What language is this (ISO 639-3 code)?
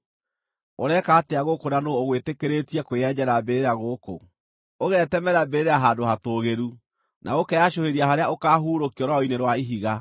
kik